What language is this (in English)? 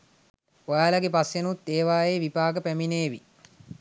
Sinhala